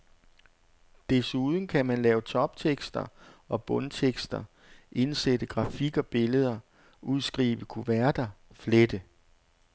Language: Danish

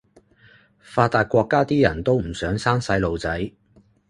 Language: Cantonese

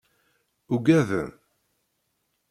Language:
Kabyle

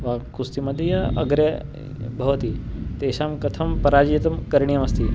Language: Sanskrit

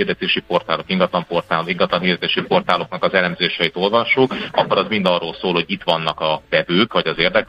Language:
Hungarian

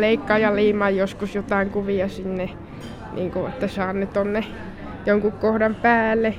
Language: Finnish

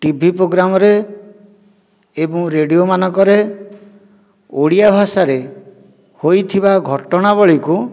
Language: Odia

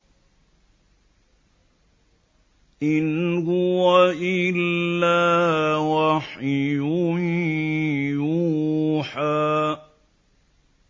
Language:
Arabic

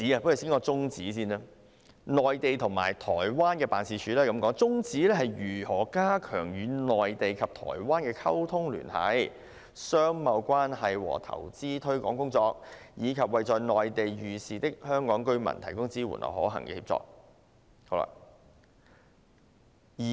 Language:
Cantonese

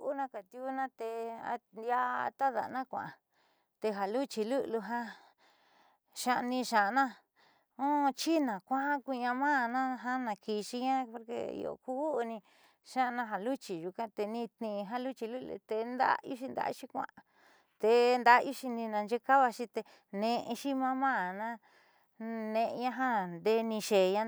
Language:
Southeastern Nochixtlán Mixtec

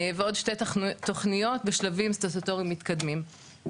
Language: Hebrew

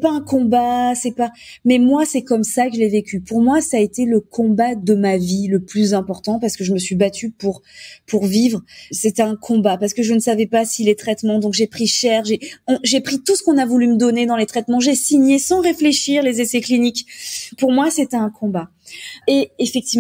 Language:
French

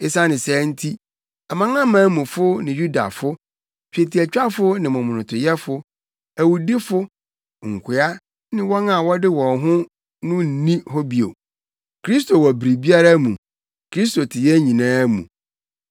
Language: Akan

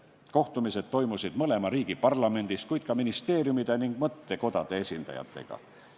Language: Estonian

